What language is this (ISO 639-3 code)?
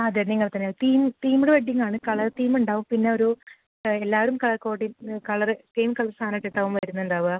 mal